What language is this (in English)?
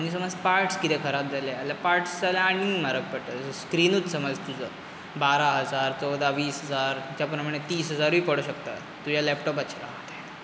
Konkani